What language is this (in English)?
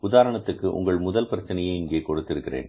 Tamil